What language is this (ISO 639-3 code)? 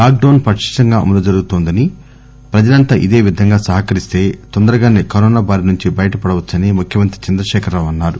tel